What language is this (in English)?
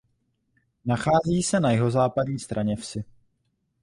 Czech